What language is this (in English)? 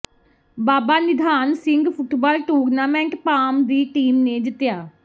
Punjabi